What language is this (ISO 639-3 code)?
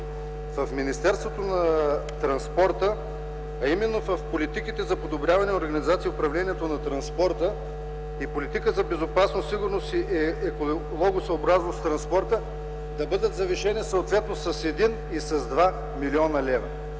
bul